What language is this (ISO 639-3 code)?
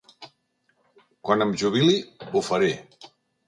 cat